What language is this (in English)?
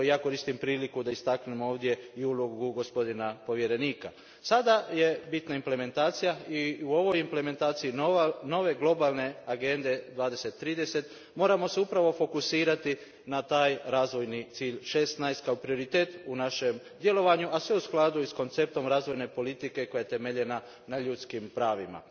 Croatian